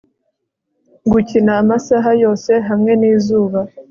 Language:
Kinyarwanda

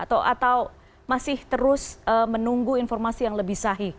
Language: Indonesian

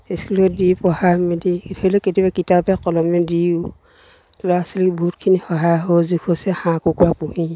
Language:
Assamese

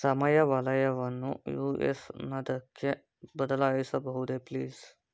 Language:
Kannada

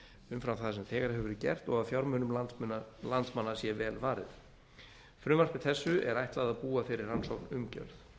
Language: Icelandic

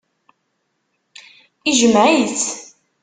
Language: Kabyle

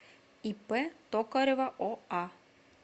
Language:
Russian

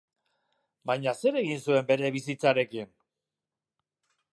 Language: Basque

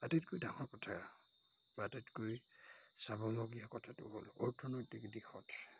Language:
Assamese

